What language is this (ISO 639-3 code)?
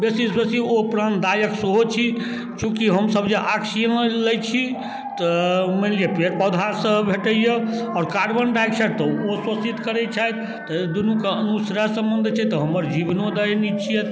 mai